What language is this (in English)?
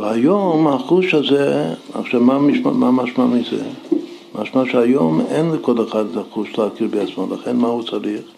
Hebrew